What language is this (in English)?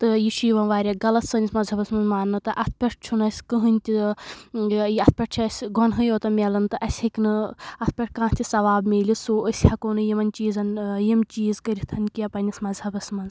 Kashmiri